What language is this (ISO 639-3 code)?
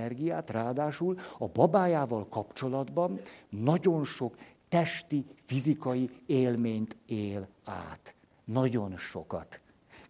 hun